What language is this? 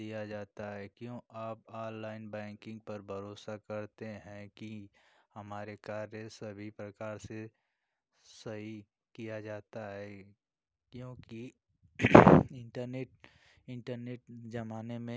Hindi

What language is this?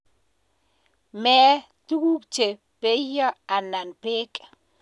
Kalenjin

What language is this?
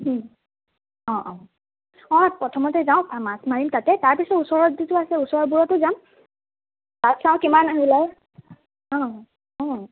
Assamese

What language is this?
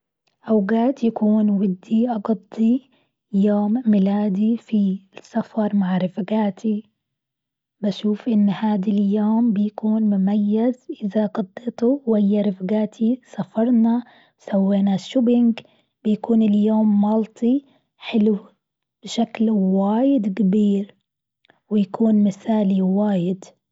Gulf Arabic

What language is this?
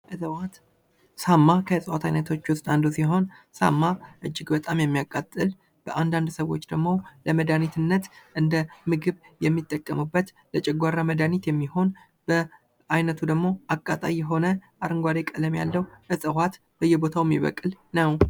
Amharic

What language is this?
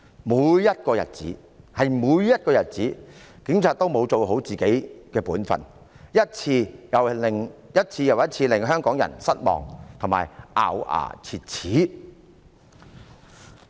Cantonese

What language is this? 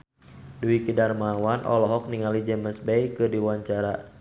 Sundanese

